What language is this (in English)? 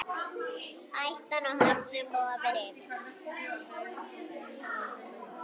Icelandic